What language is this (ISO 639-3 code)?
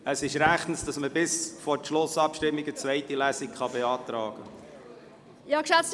gsw